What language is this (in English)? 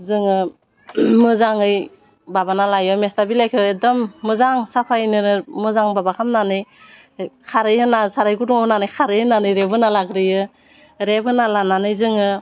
Bodo